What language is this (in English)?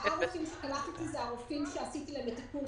Hebrew